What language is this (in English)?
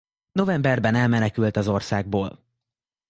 Hungarian